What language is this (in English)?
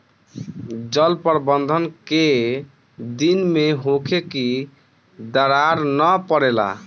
Bhojpuri